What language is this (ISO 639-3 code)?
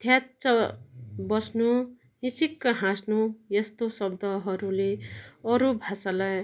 nep